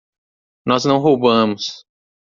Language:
Portuguese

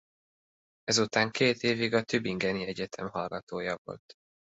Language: Hungarian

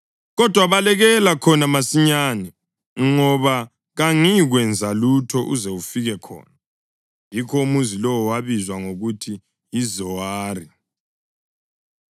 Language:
North Ndebele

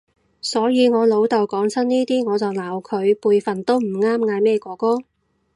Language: Cantonese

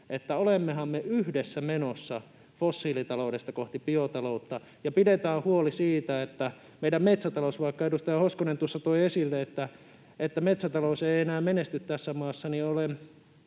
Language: Finnish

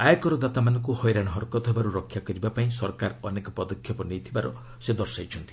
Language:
Odia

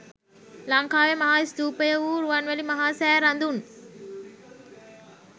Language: Sinhala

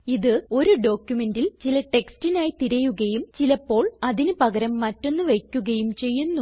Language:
Malayalam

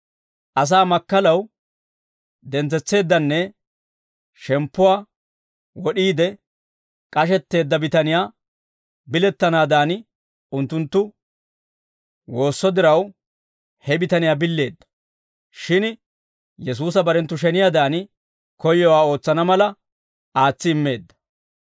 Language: Dawro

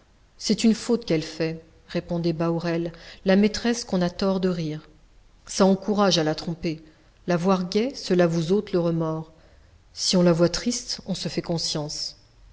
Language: French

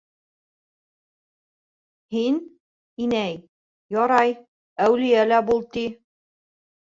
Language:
Bashkir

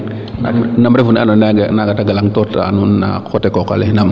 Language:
Serer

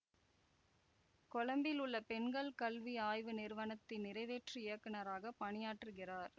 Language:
Tamil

